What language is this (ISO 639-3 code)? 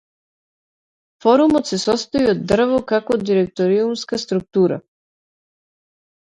mkd